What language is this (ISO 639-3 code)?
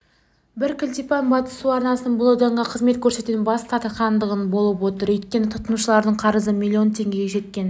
kaz